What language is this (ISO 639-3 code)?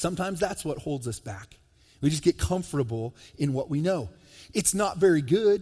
eng